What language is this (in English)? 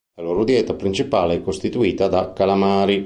Italian